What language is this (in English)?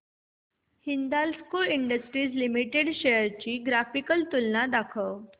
Marathi